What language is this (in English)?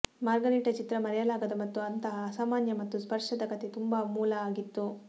Kannada